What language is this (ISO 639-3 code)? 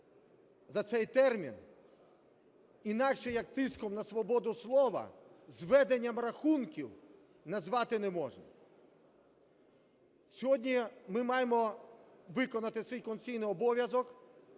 ukr